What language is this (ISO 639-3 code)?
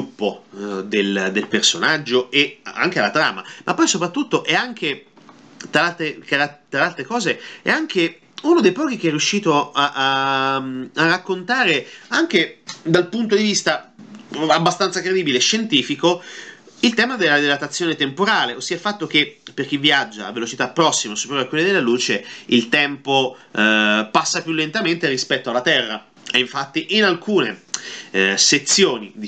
ita